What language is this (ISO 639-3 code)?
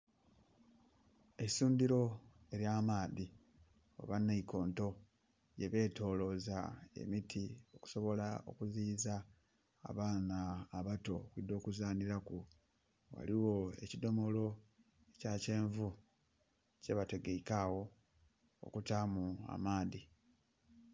xog